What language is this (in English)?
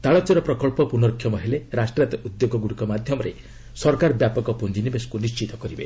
Odia